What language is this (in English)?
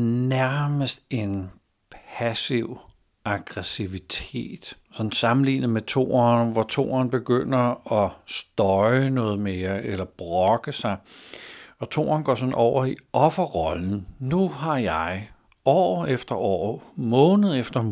Danish